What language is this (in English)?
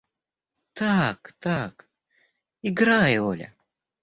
Russian